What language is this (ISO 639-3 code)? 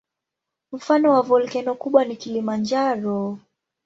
swa